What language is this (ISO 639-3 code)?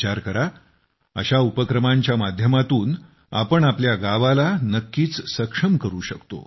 mar